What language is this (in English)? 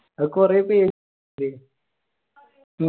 Malayalam